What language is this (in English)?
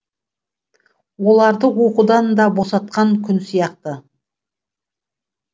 Kazakh